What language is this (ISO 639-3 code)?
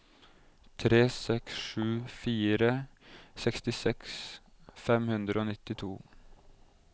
nor